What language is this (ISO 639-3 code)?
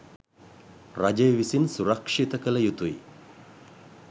sin